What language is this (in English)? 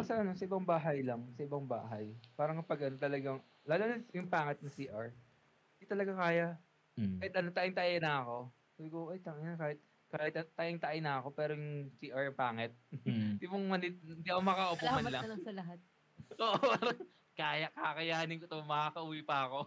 Filipino